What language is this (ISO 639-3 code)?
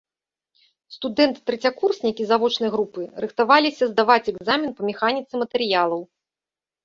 bel